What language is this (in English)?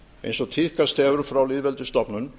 Icelandic